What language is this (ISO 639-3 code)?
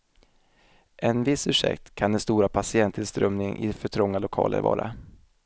swe